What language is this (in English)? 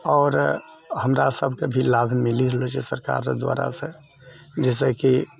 Maithili